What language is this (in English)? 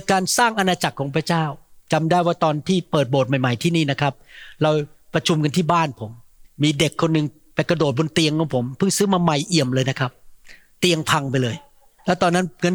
Thai